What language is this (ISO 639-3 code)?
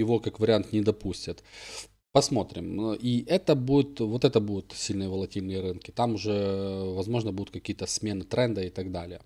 rus